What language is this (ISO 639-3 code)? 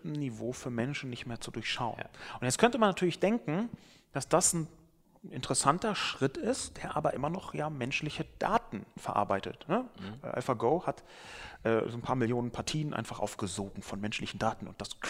deu